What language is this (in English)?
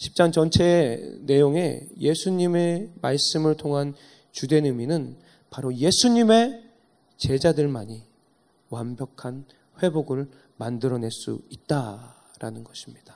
Korean